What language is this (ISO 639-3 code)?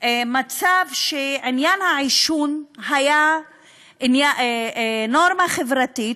heb